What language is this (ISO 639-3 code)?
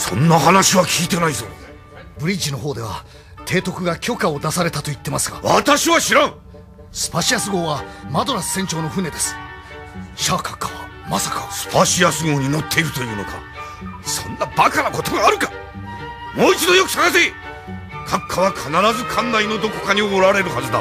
jpn